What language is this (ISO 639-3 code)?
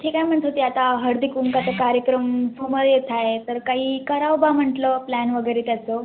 mar